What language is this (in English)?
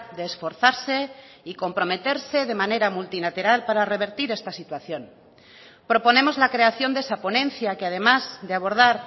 Spanish